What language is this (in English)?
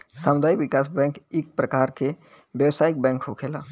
Bhojpuri